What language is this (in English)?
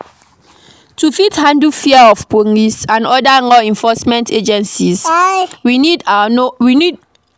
Nigerian Pidgin